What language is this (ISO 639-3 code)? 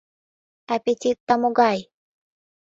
chm